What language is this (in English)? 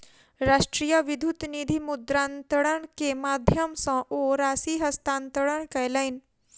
Maithili